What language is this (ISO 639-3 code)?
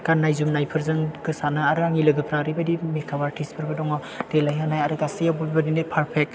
brx